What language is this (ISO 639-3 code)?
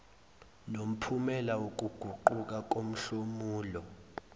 zul